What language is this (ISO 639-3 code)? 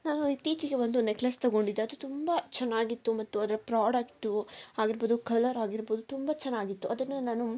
kan